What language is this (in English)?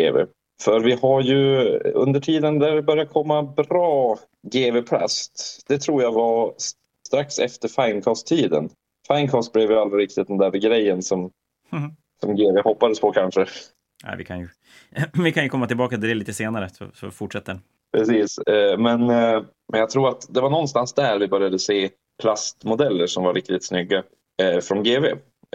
Swedish